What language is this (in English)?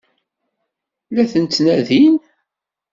Kabyle